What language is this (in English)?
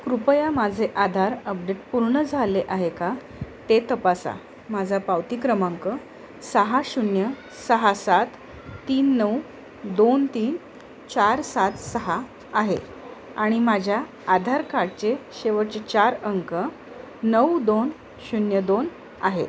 Marathi